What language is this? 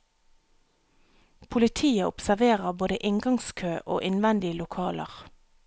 Norwegian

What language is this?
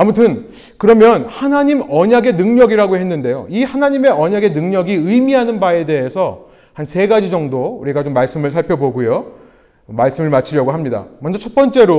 Korean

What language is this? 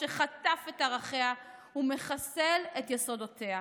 Hebrew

